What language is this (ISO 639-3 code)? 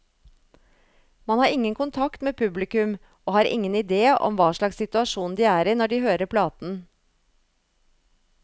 nor